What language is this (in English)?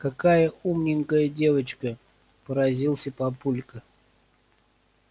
Russian